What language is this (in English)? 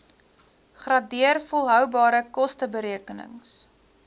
Afrikaans